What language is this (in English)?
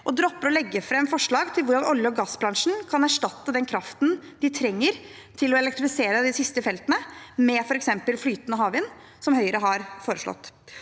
Norwegian